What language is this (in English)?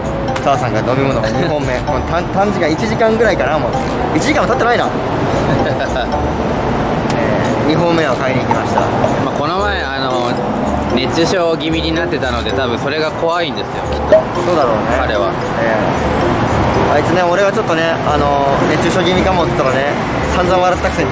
Japanese